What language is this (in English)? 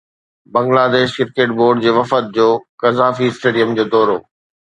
Sindhi